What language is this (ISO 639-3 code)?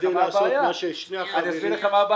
heb